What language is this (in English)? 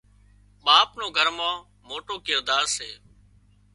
Wadiyara Koli